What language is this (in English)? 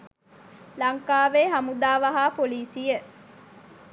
Sinhala